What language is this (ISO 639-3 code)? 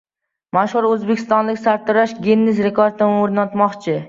uzb